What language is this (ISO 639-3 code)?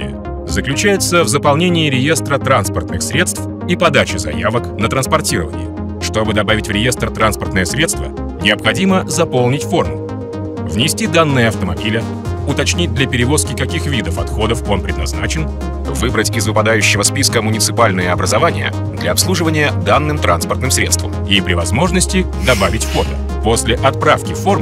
rus